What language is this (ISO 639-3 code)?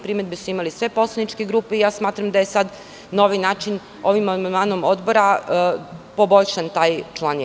srp